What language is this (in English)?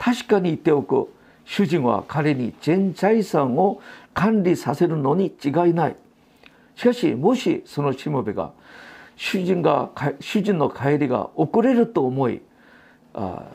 Japanese